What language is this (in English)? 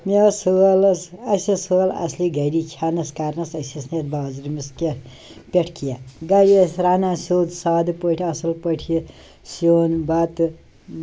Kashmiri